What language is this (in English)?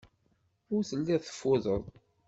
Kabyle